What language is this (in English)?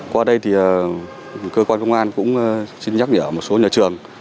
Vietnamese